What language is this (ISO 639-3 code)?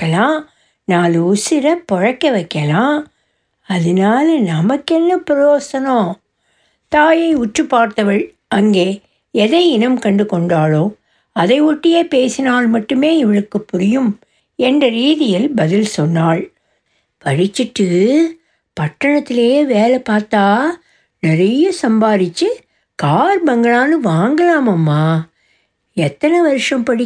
tam